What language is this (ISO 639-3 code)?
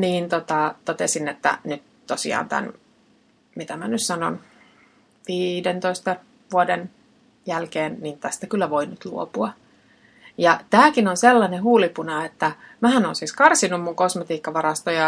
fin